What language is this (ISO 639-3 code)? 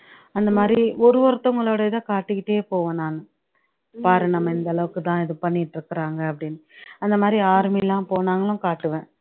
tam